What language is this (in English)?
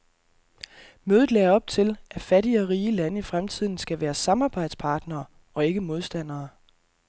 Danish